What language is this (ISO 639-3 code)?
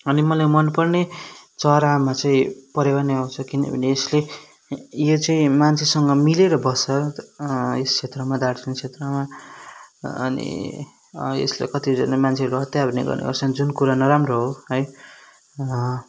nep